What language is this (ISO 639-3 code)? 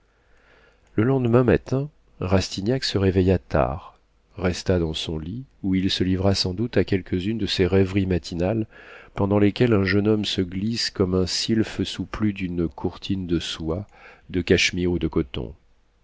fra